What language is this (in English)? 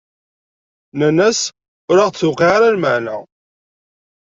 Kabyle